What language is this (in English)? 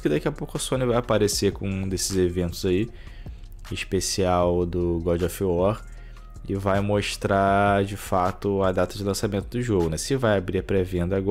Portuguese